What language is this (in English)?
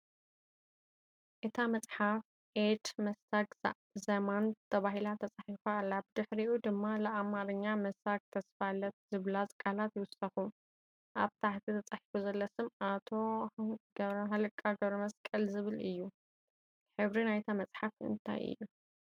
Tigrinya